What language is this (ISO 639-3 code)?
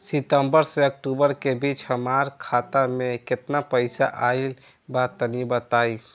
bho